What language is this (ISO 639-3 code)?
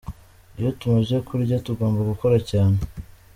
kin